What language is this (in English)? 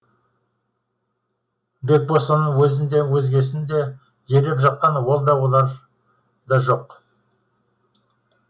Kazakh